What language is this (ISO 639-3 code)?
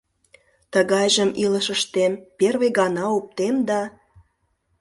chm